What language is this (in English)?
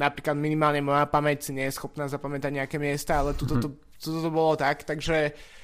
Slovak